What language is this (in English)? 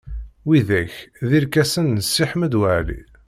Kabyle